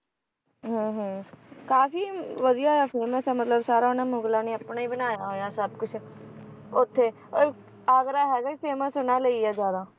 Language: Punjabi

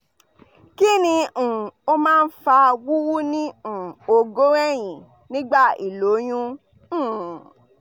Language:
Yoruba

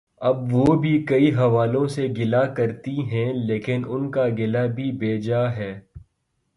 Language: Urdu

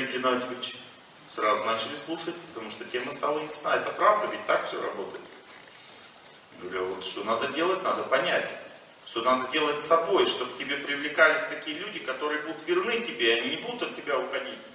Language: Russian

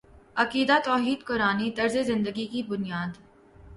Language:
Urdu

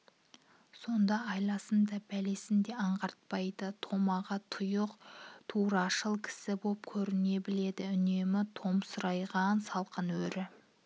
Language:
Kazakh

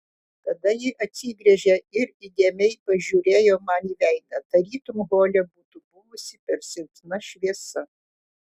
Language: Lithuanian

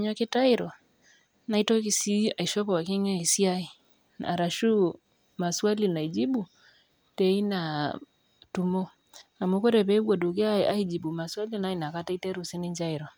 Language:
Masai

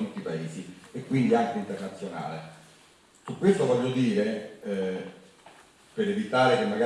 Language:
Italian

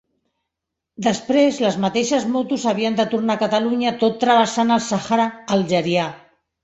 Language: Catalan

